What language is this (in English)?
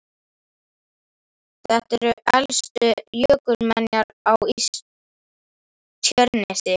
Icelandic